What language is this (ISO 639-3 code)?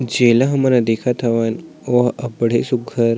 hne